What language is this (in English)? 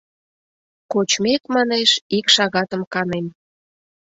Mari